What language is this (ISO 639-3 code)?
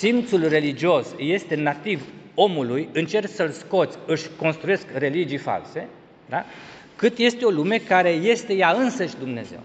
ron